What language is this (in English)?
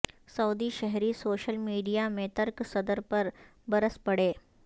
Urdu